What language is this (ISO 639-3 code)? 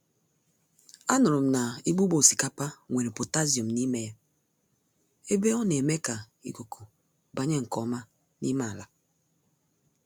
ibo